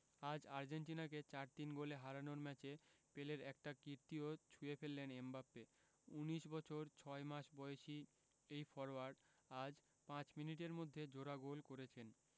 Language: Bangla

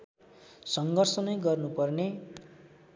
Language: Nepali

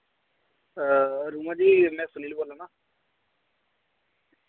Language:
Dogri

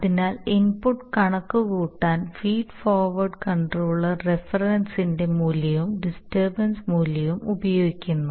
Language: Malayalam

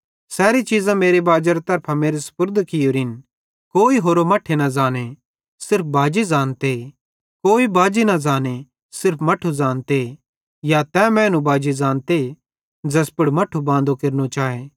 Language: Bhadrawahi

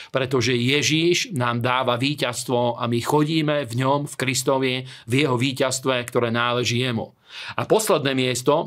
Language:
Slovak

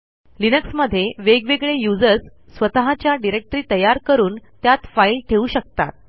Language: Marathi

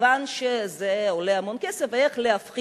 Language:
Hebrew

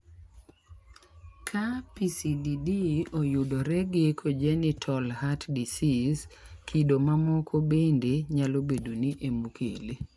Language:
Luo (Kenya and Tanzania)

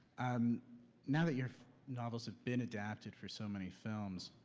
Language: English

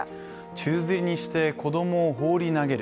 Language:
Japanese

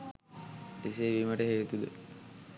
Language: Sinhala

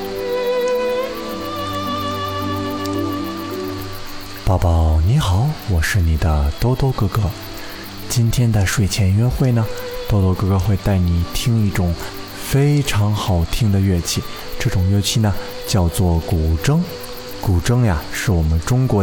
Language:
Chinese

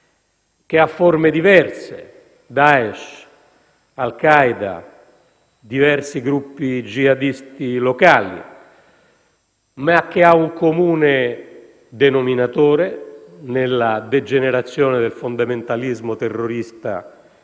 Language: Italian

